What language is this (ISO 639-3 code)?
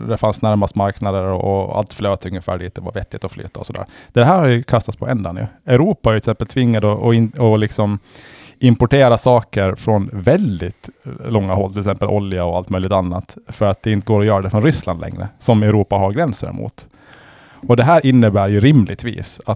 swe